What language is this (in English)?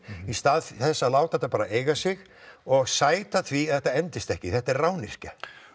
Icelandic